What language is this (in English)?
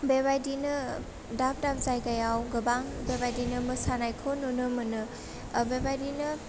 Bodo